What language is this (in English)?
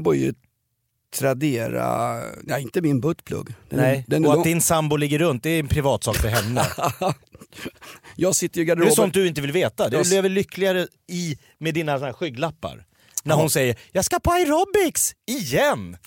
Swedish